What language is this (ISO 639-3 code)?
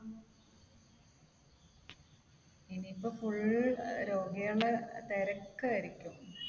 mal